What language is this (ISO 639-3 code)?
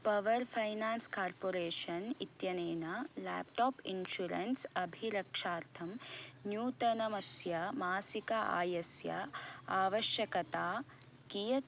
san